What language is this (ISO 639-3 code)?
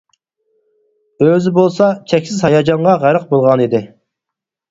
uig